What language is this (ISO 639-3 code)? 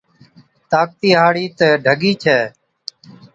odk